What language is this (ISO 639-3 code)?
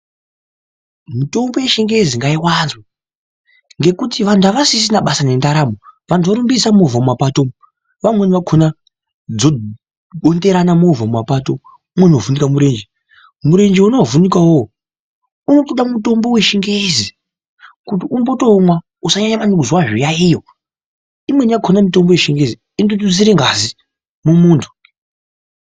ndc